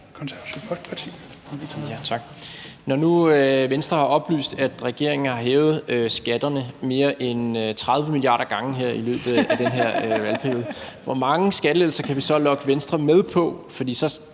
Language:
Danish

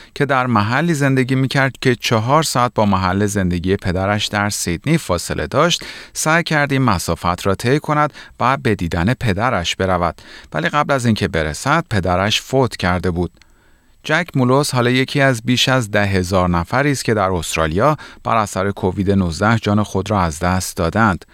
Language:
Persian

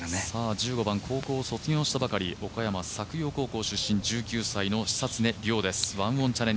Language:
Japanese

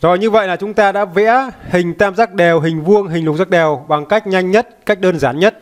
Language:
Vietnamese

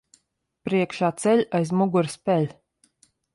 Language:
Latvian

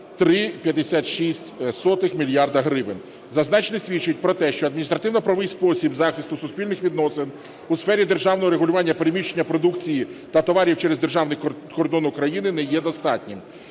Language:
Ukrainian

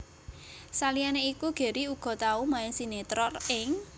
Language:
Javanese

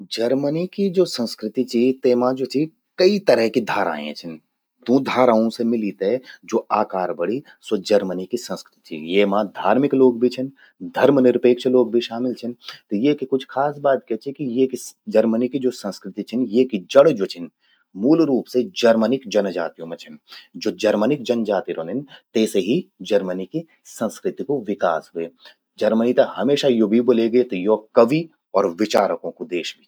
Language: Garhwali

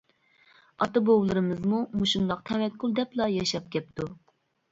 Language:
Uyghur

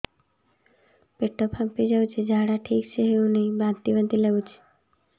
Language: Odia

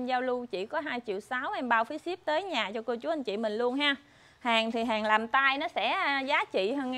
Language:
Vietnamese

